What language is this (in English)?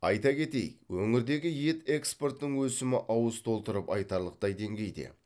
Kazakh